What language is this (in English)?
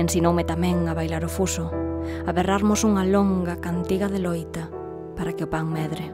Spanish